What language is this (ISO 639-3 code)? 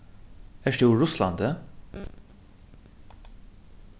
fao